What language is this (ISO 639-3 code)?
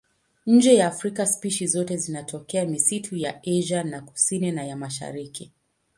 swa